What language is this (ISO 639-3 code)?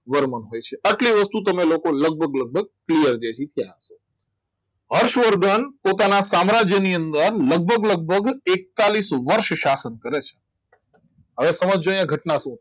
guj